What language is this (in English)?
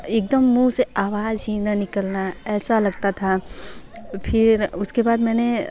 Hindi